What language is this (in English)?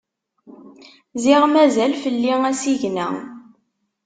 Kabyle